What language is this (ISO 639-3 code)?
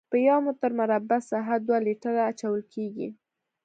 pus